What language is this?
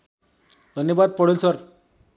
Nepali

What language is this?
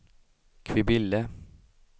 Swedish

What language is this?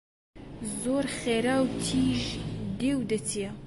Central Kurdish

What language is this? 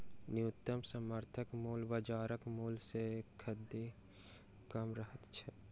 Maithili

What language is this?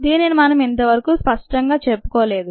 Telugu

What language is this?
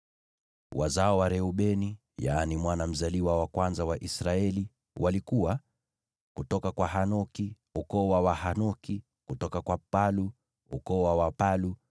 Swahili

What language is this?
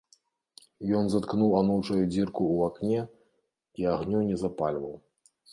Belarusian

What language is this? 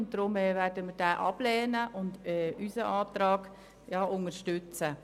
Swiss German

